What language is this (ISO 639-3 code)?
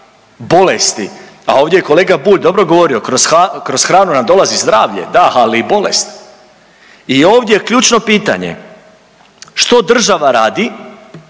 hrv